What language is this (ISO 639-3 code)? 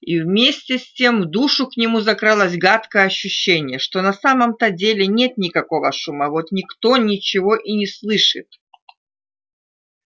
rus